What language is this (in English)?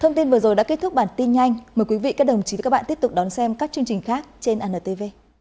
Vietnamese